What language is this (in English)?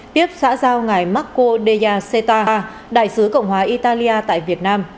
Vietnamese